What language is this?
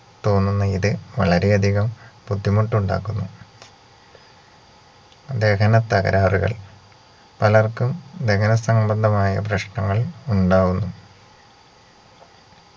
Malayalam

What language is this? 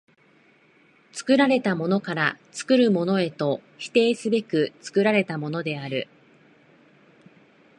Japanese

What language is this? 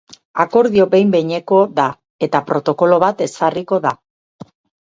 Basque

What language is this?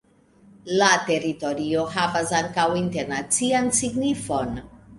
Esperanto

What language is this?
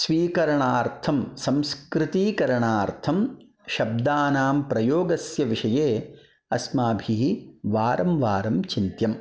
Sanskrit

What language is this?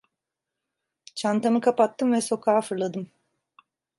Turkish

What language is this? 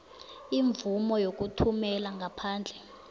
South Ndebele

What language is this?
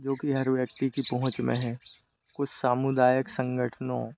Hindi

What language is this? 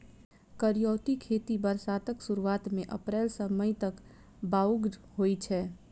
Maithili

